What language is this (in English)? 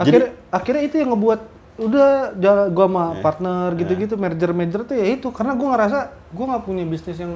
Indonesian